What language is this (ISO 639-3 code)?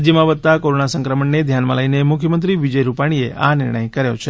guj